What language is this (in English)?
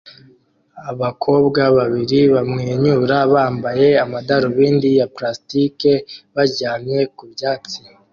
Kinyarwanda